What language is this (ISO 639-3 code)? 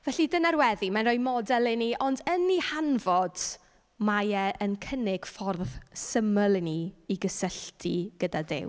cym